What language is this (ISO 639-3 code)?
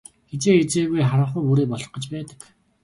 mon